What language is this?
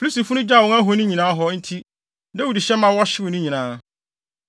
Akan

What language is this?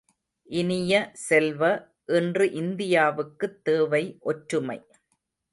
Tamil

